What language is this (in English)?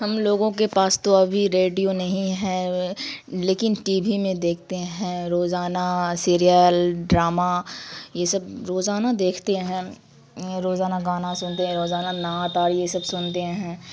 Urdu